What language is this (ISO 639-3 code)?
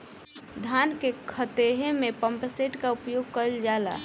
bho